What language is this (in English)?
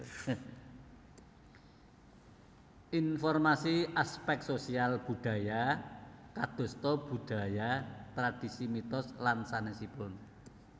Javanese